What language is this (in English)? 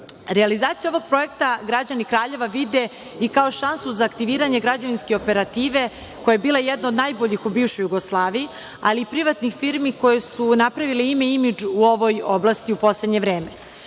Serbian